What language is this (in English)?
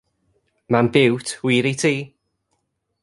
Welsh